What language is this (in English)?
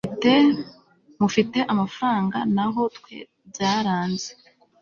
Kinyarwanda